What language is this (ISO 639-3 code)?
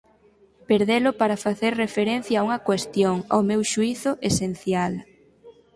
glg